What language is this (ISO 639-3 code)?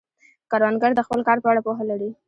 pus